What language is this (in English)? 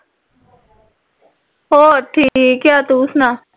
Punjabi